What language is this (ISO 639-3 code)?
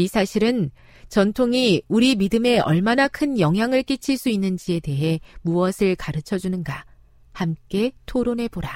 kor